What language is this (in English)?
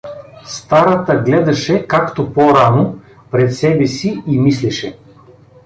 Bulgarian